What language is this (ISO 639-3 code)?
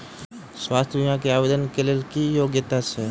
mai